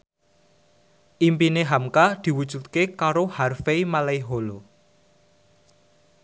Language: Javanese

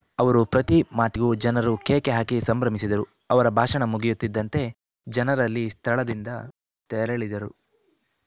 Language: Kannada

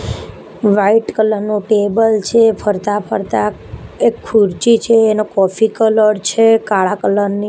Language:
Gujarati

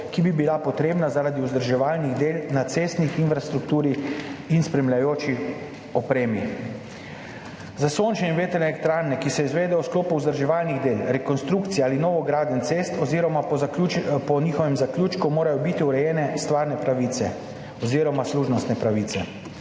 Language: Slovenian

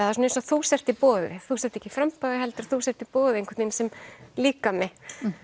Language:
Icelandic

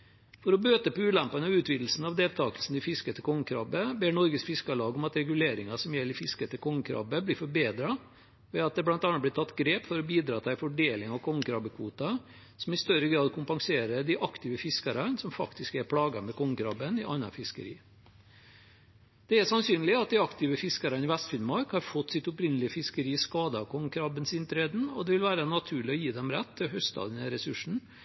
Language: Norwegian Bokmål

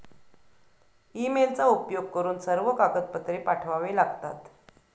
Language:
Marathi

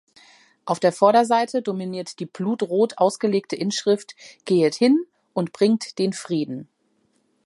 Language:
German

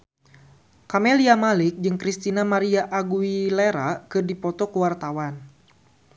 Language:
Sundanese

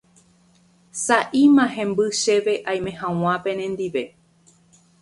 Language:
Guarani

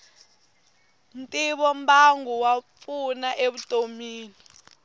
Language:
Tsonga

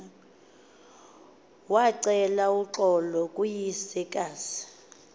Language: Xhosa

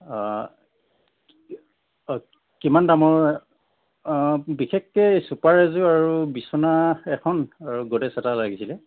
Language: Assamese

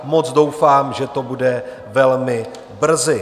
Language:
Czech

